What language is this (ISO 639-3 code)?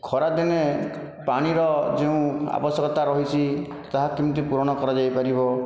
ori